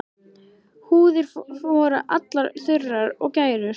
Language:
Icelandic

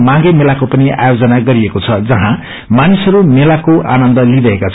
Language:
Nepali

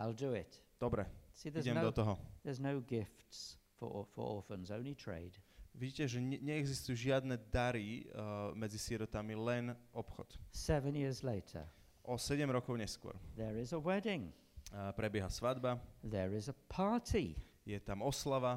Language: Slovak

